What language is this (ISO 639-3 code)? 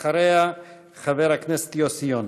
heb